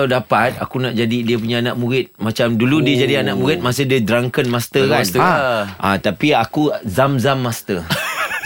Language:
Malay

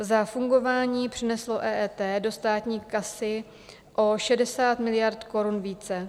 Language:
Czech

